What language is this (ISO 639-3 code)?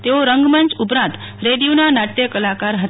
guj